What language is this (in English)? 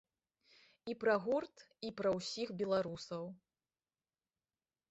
Belarusian